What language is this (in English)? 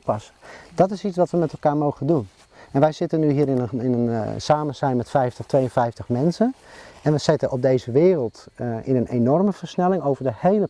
Dutch